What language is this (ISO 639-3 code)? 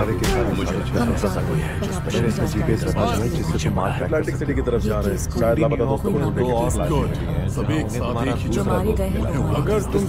ron